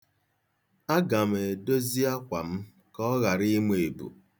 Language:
Igbo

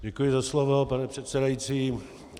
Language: Czech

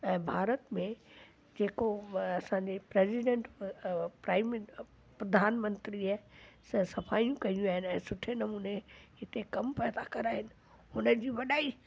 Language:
Sindhi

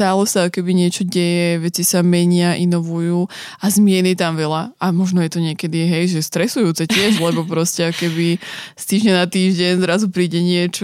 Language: Slovak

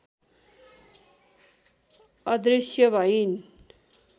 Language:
Nepali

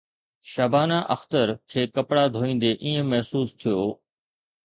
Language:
Sindhi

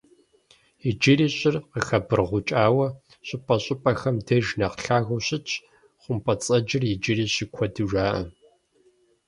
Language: Kabardian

